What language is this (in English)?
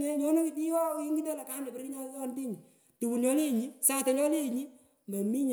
Pökoot